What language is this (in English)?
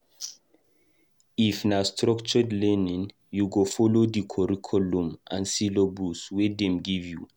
Nigerian Pidgin